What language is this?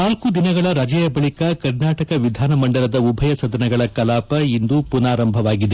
Kannada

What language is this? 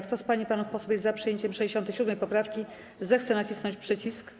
Polish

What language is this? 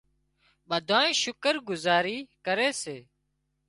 Wadiyara Koli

